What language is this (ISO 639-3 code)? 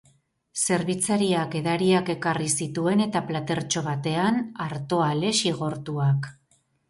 eus